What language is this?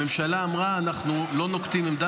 Hebrew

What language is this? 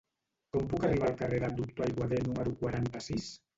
Catalan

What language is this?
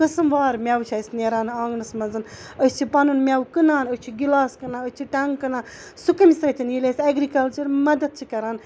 Kashmiri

